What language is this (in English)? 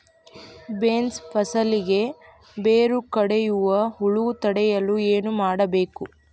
Kannada